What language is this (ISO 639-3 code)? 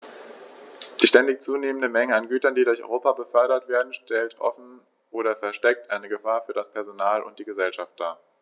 deu